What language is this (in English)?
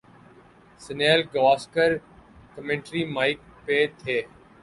Urdu